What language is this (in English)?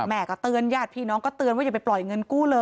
Thai